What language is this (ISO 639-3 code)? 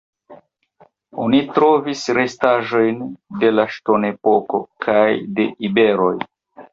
epo